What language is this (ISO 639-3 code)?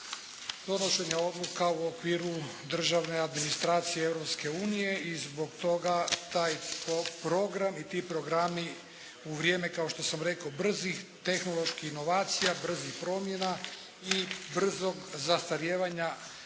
hrv